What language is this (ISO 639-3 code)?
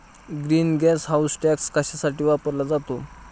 mar